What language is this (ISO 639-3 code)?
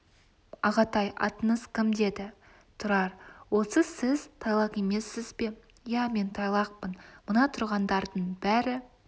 kaz